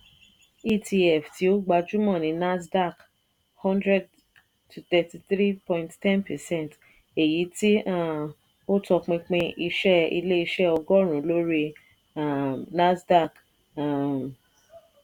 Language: Yoruba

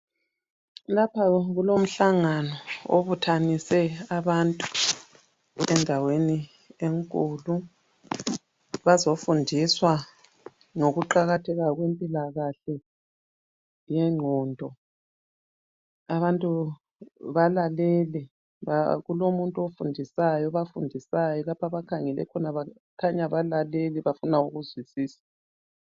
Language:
North Ndebele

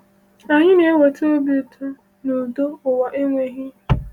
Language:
Igbo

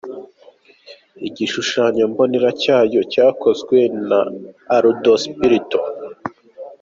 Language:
Kinyarwanda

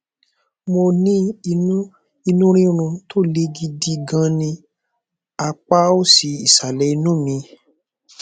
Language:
Yoruba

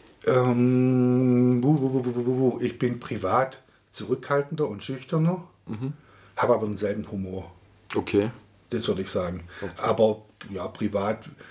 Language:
German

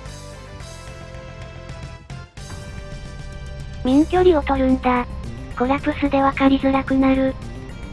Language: Japanese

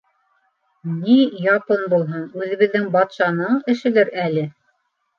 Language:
Bashkir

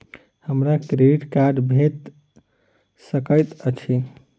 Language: Maithili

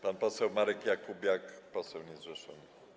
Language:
Polish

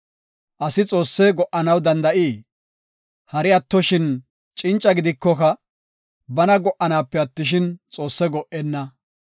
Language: Gofa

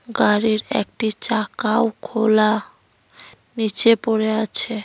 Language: Bangla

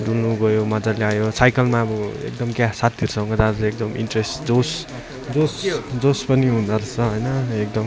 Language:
Nepali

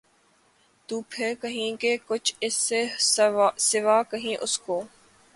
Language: Urdu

